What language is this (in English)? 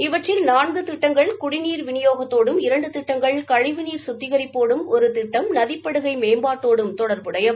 Tamil